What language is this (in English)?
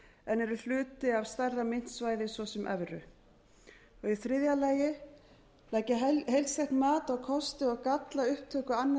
Icelandic